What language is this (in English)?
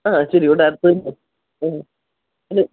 Malayalam